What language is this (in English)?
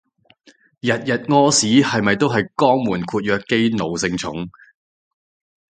Cantonese